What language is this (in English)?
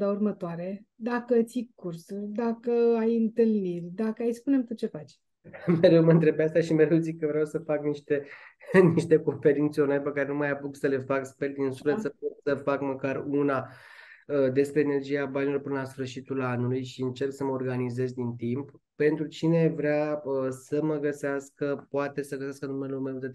Romanian